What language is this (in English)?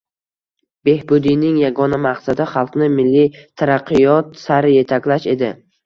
Uzbek